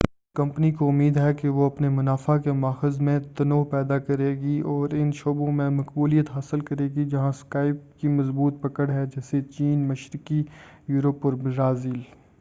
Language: Urdu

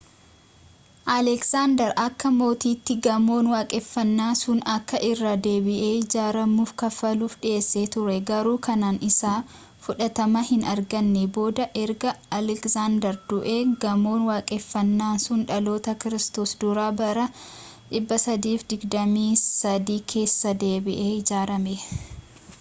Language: Oromo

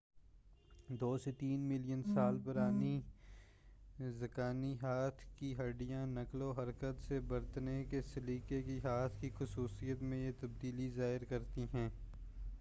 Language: Urdu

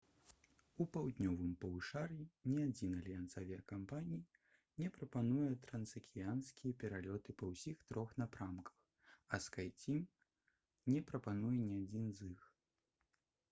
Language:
Belarusian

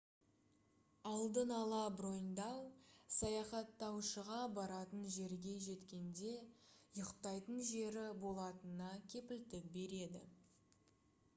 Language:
Kazakh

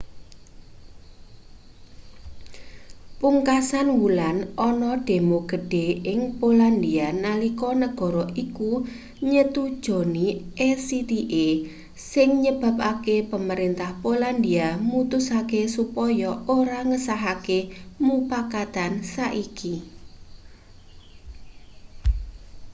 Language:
Javanese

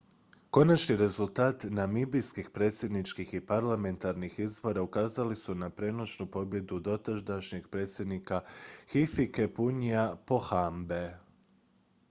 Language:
Croatian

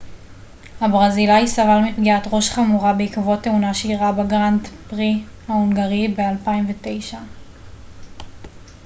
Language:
Hebrew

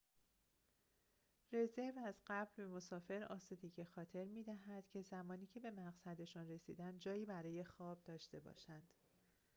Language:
Persian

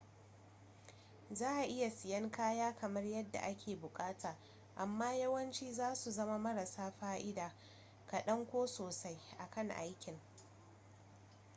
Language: Hausa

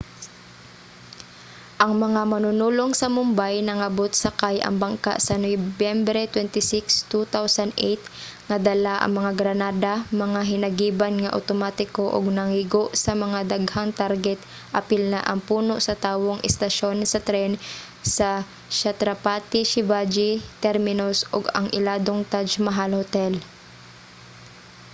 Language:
Cebuano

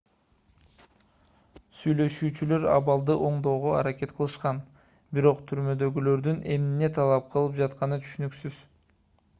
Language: Kyrgyz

